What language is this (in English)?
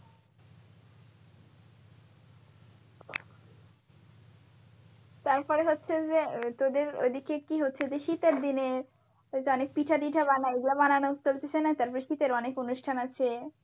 Bangla